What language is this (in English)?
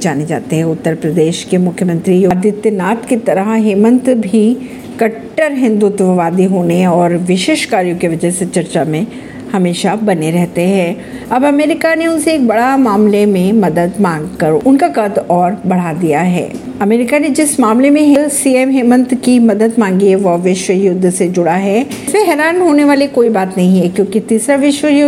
Hindi